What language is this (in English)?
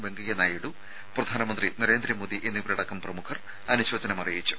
Malayalam